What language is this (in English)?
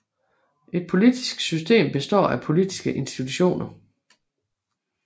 Danish